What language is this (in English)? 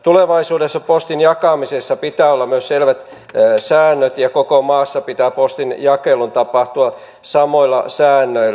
Finnish